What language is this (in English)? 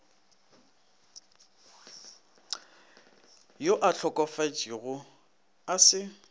Northern Sotho